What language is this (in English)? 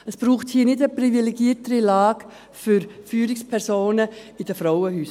Swiss German